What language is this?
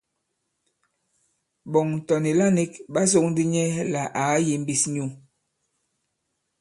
Bankon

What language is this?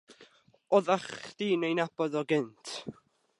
Welsh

